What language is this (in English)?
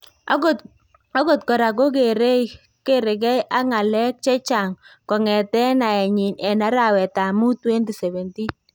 Kalenjin